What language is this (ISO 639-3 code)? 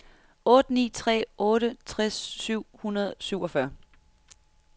dan